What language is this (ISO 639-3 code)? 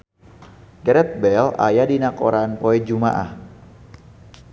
sun